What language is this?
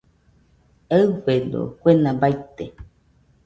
Nüpode Huitoto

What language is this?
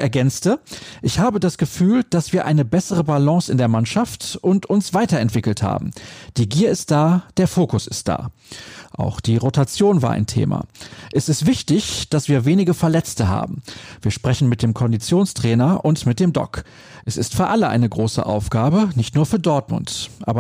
German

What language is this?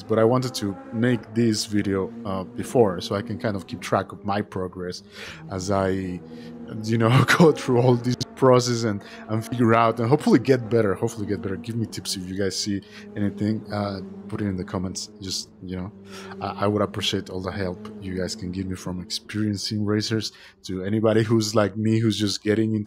English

